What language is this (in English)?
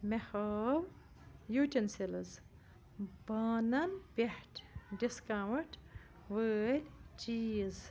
Kashmiri